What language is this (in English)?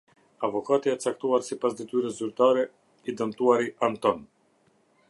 Albanian